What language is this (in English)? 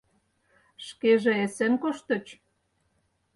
Mari